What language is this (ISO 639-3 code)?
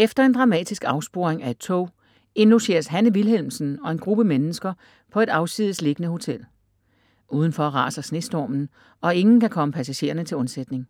dan